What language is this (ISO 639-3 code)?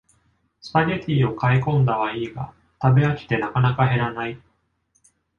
jpn